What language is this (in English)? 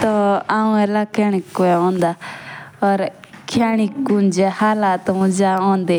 Jaunsari